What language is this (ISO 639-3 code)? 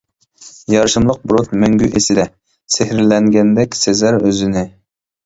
uig